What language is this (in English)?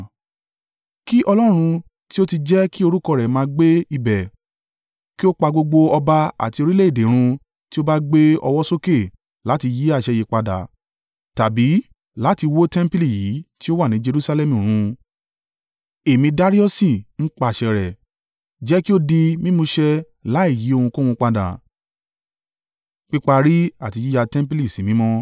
Yoruba